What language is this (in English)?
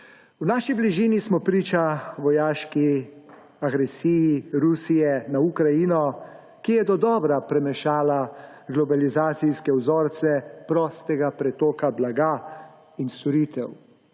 Slovenian